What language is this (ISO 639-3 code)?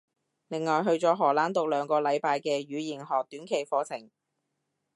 yue